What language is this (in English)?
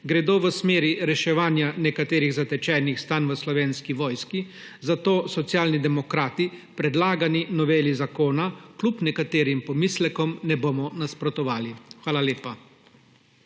Slovenian